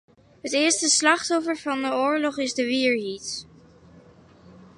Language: Western Frisian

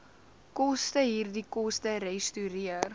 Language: Afrikaans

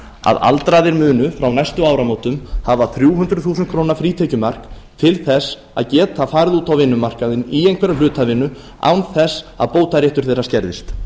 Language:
Icelandic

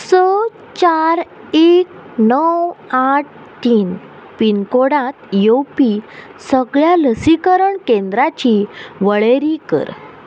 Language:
Konkani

